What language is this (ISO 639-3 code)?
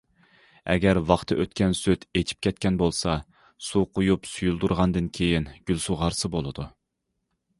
uig